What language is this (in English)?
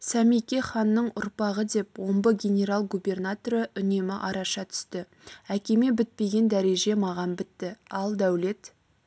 Kazakh